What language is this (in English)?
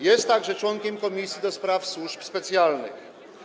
Polish